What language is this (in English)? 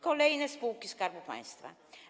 Polish